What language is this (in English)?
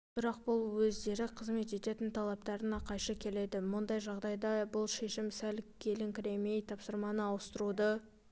Kazakh